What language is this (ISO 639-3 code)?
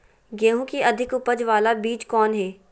mag